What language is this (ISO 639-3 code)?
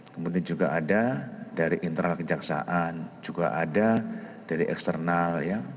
ind